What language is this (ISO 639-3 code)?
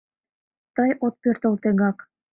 chm